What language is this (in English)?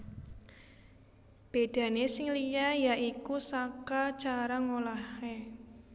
Javanese